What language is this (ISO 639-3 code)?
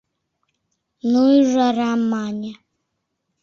chm